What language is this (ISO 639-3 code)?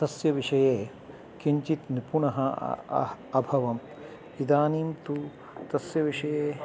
san